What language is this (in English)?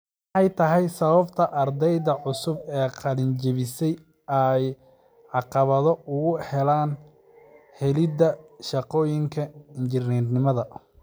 Somali